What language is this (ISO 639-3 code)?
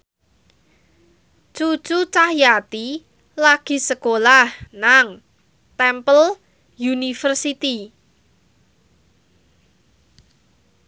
jav